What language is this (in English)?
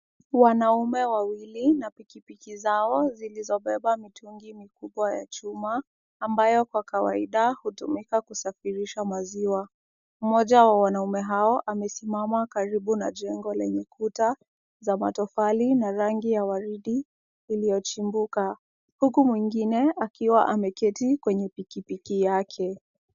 Swahili